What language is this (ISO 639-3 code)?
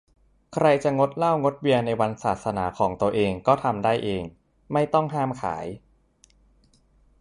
tha